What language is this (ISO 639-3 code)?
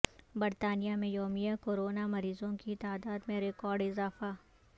urd